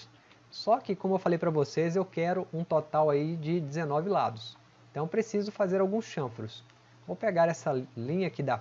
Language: Portuguese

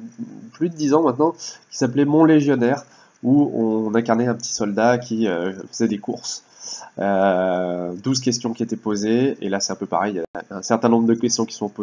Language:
French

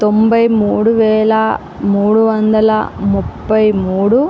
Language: Telugu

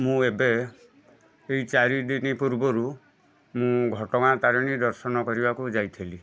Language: Odia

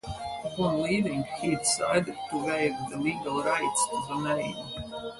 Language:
English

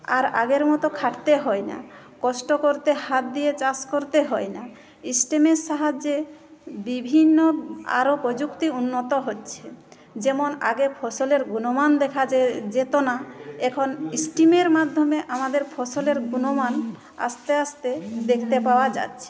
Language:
Bangla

